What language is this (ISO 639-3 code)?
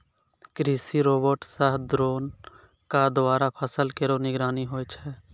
mai